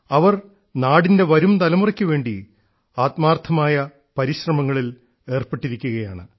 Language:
Malayalam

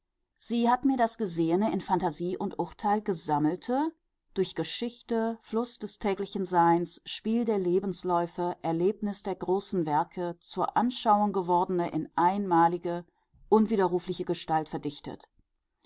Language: German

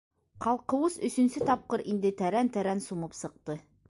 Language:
Bashkir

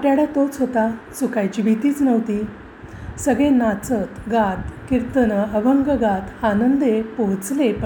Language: Marathi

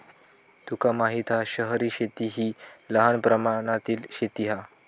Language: Marathi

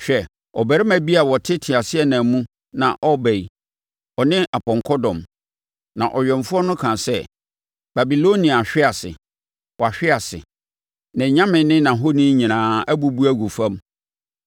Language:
Akan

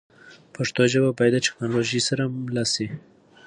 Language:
Pashto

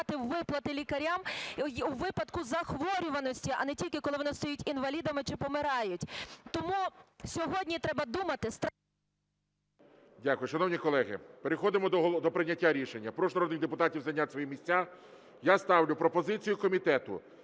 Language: Ukrainian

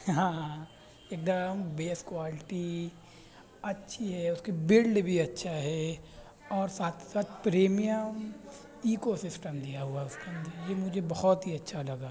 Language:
Urdu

